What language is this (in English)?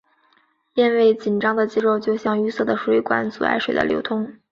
Chinese